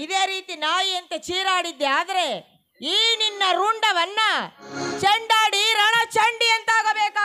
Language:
Kannada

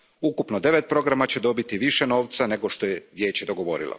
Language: Croatian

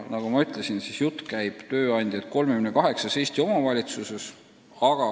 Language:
Estonian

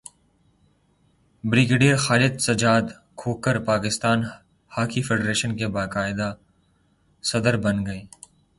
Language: Urdu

